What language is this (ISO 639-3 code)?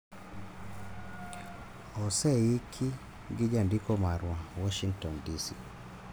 luo